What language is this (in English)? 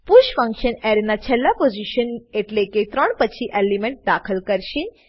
Gujarati